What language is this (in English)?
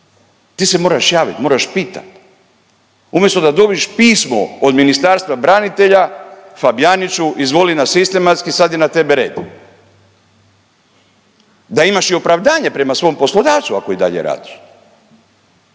Croatian